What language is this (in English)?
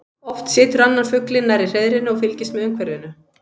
Icelandic